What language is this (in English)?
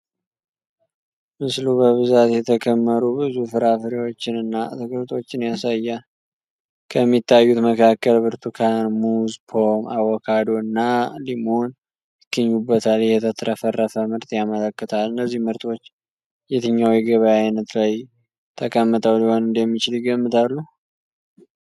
Amharic